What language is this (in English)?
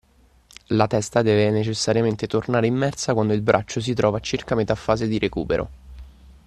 Italian